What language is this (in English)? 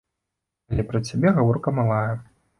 Belarusian